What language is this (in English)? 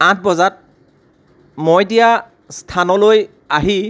Assamese